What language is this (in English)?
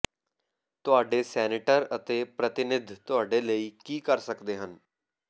Punjabi